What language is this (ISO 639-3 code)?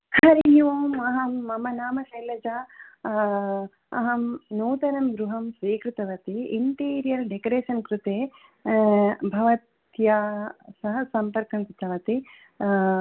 san